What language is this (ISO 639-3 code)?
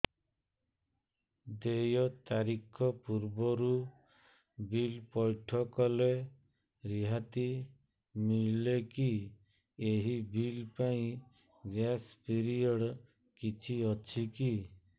ori